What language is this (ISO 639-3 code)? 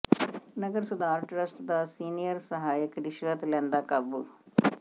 pan